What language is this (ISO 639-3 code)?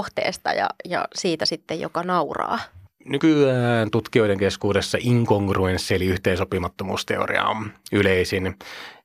fin